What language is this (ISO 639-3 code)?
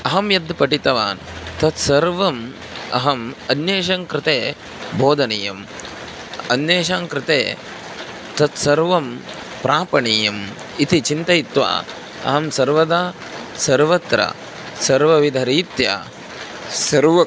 san